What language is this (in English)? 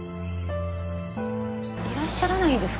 Japanese